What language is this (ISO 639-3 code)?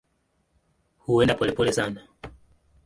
swa